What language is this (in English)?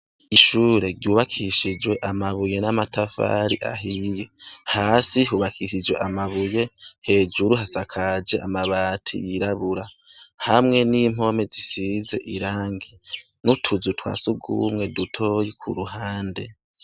Rundi